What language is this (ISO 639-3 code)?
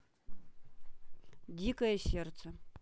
rus